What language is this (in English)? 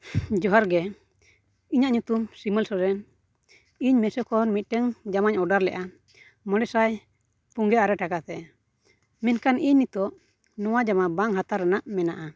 Santali